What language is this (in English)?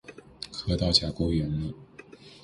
Chinese